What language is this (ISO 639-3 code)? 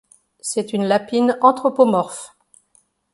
fra